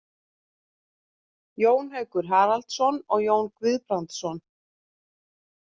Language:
Icelandic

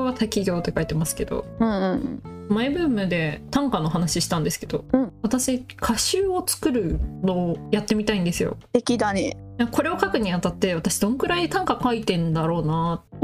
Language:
Japanese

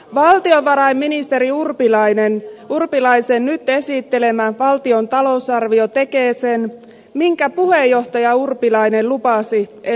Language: Finnish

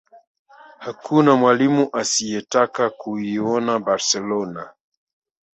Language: Swahili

